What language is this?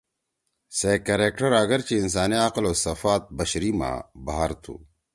Torwali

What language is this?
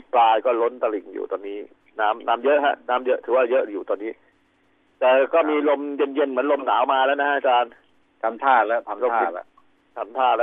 Thai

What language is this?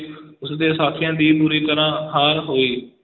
Punjabi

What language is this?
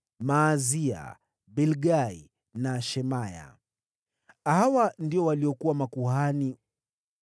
Swahili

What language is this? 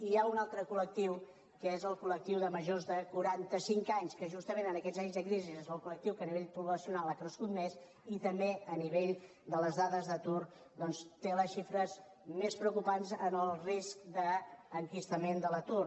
Catalan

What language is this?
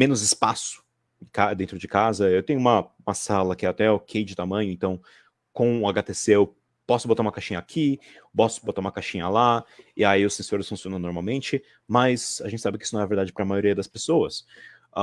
Portuguese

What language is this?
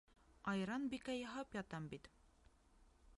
Bashkir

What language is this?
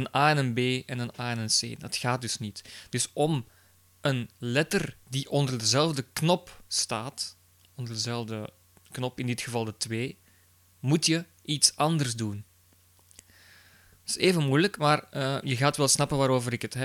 Dutch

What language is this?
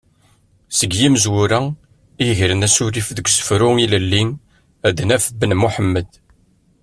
Kabyle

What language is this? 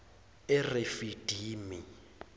Zulu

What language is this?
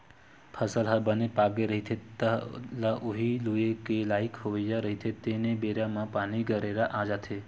Chhattisgarhi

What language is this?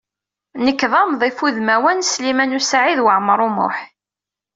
Kabyle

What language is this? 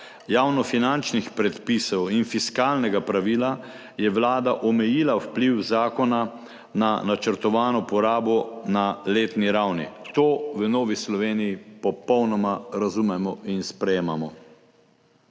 Slovenian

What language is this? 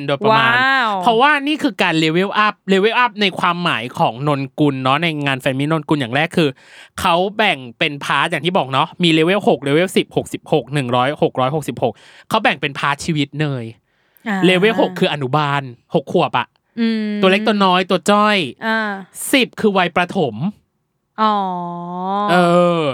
Thai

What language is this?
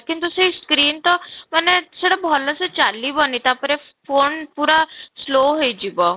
Odia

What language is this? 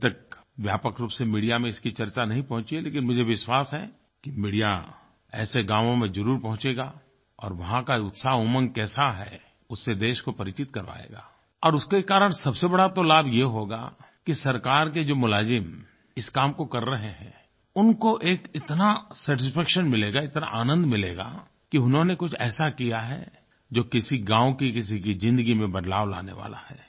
Hindi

